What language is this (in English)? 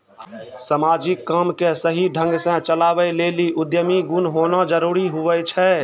Maithili